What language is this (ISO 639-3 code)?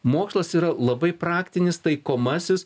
lit